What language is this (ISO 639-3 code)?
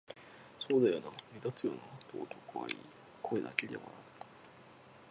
jpn